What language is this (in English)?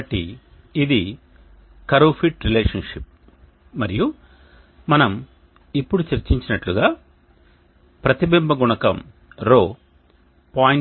Telugu